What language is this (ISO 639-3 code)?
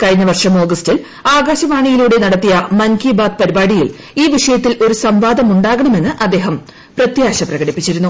mal